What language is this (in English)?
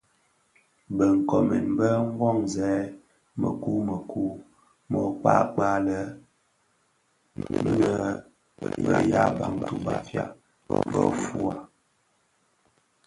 Bafia